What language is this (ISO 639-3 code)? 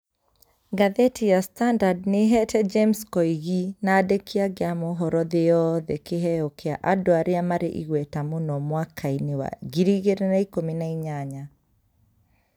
kik